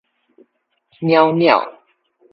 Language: Min Nan Chinese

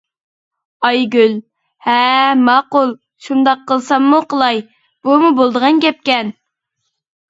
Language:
Uyghur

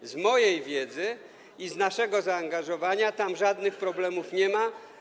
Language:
Polish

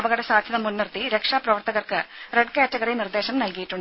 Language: Malayalam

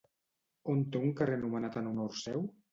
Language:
Catalan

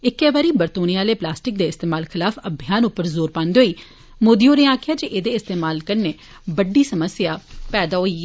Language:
Dogri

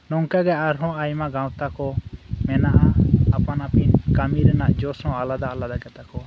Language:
Santali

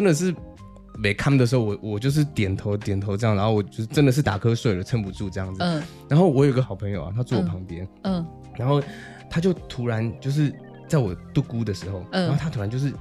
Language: Chinese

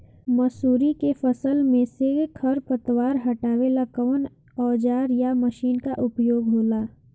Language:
Bhojpuri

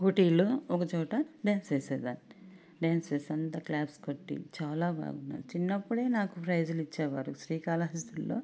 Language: Telugu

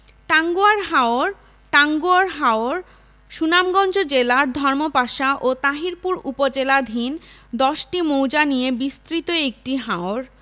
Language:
Bangla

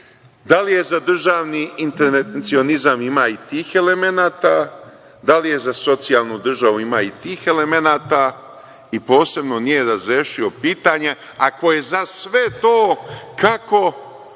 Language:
Serbian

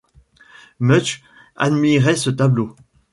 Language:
French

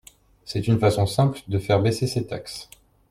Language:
French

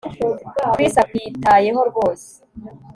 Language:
Kinyarwanda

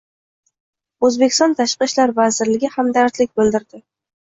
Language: Uzbek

